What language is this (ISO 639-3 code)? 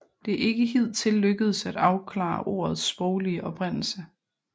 dan